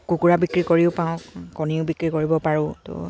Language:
Assamese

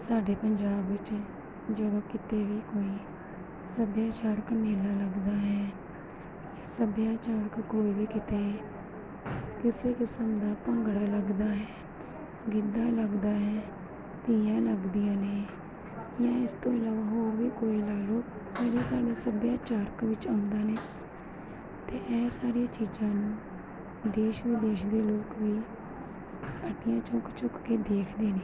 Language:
Punjabi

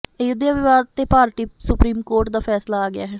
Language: Punjabi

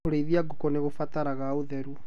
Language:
Kikuyu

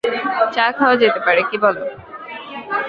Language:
Bangla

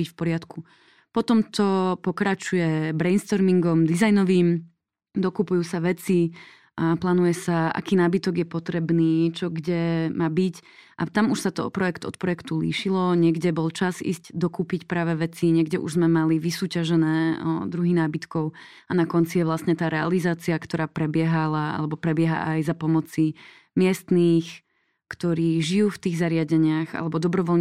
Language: Slovak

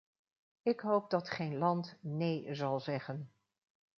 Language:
Dutch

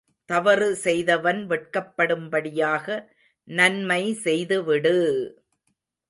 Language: Tamil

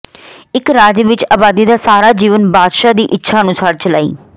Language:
Punjabi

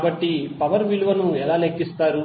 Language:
Telugu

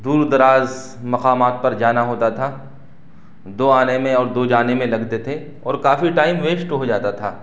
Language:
Urdu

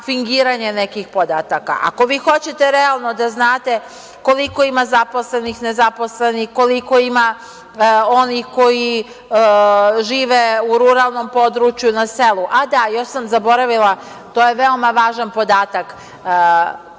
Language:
Serbian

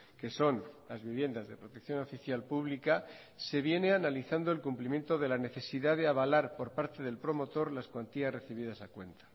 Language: Spanish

